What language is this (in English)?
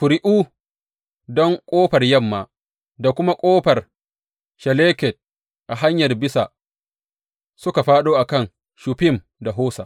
Hausa